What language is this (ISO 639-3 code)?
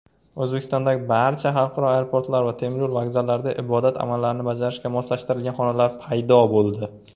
uzb